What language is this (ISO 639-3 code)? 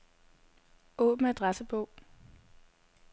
dan